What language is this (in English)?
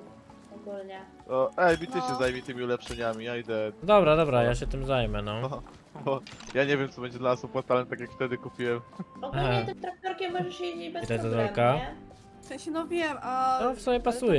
Polish